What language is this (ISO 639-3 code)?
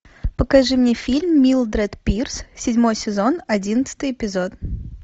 rus